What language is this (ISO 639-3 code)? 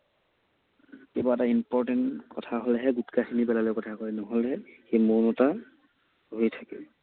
asm